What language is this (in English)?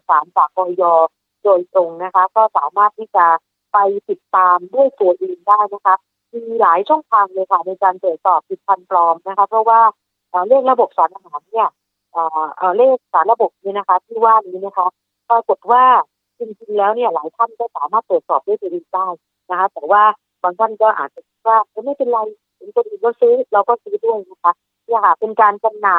Thai